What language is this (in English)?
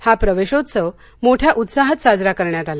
Marathi